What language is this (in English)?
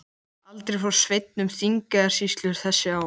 Icelandic